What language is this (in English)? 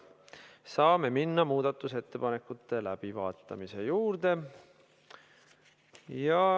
Estonian